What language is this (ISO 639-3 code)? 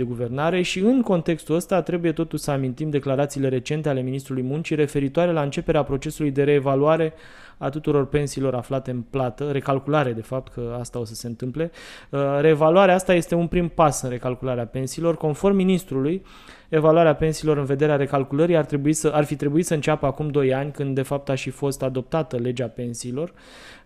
ron